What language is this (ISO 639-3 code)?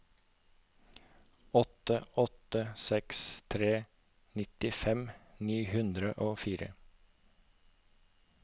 nor